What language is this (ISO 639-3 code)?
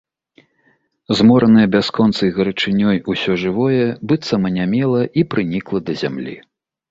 bel